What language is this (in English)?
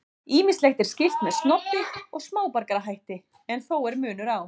Icelandic